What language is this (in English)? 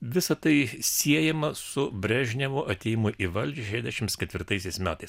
Lithuanian